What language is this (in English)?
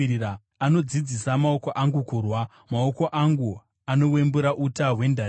Shona